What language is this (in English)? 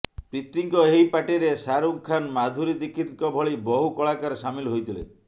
Odia